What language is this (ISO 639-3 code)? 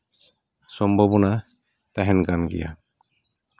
sat